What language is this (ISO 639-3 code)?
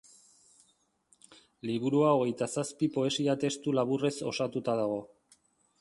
eus